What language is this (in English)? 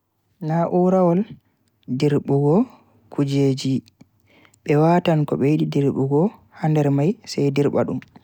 Bagirmi Fulfulde